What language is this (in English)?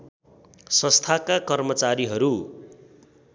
Nepali